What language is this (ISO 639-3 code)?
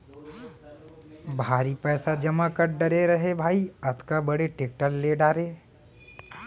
hne